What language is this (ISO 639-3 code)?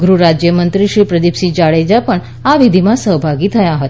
guj